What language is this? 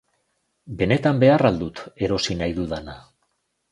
Basque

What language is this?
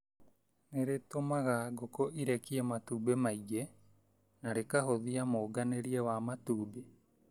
Kikuyu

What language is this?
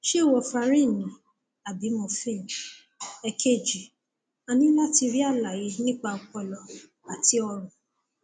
Yoruba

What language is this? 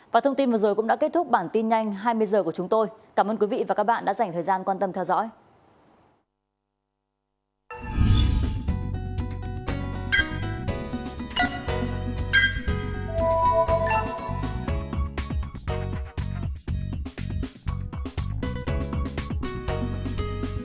Vietnamese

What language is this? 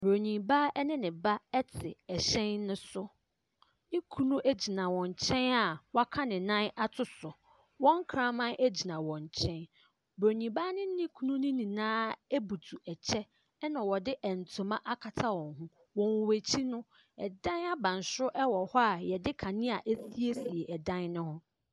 Akan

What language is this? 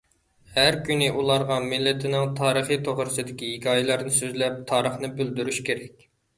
Uyghur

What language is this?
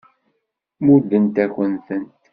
Kabyle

